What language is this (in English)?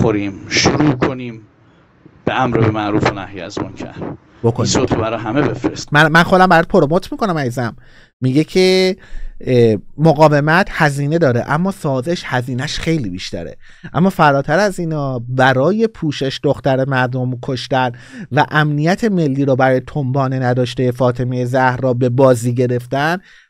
Persian